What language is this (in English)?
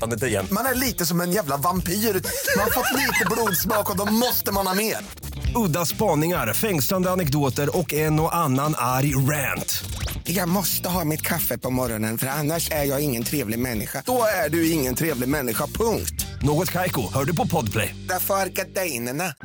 Swedish